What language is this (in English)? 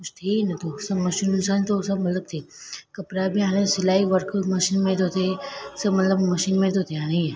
Sindhi